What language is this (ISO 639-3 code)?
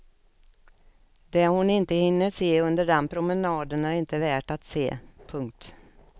swe